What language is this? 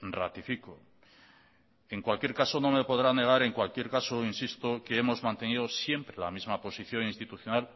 Spanish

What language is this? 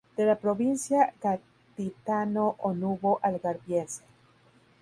Spanish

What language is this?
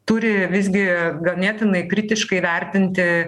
Lithuanian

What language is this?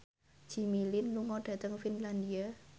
Javanese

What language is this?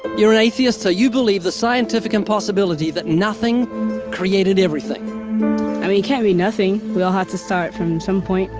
English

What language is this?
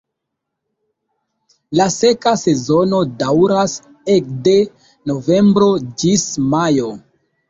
Esperanto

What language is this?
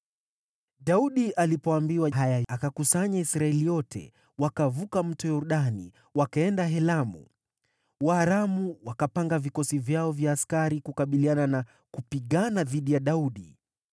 Swahili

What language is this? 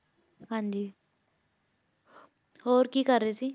Punjabi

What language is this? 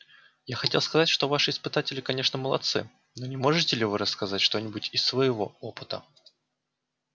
Russian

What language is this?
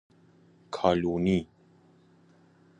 Persian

